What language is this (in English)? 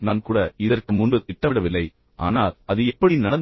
Tamil